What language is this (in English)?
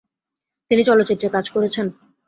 Bangla